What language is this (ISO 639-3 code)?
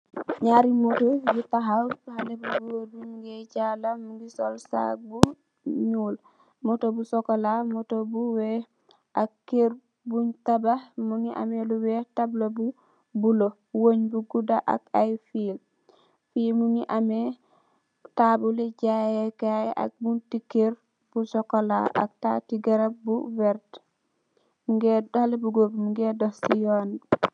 wol